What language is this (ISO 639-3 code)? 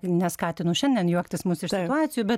lit